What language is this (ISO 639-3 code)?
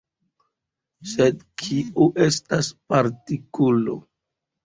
epo